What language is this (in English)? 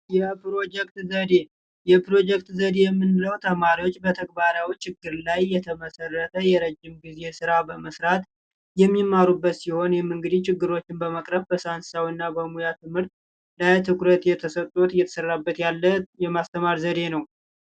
Amharic